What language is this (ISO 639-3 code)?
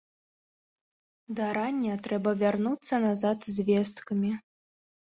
bel